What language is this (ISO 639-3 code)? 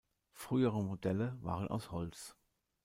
deu